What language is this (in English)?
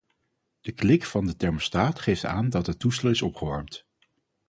Dutch